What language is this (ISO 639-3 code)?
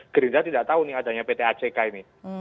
ind